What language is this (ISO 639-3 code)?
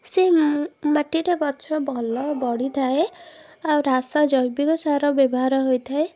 ori